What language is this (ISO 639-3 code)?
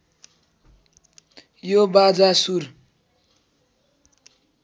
nep